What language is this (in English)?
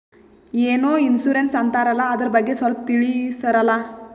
Kannada